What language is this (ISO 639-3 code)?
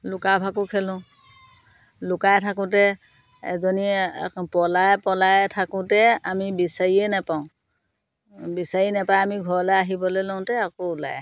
asm